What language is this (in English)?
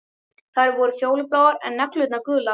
Icelandic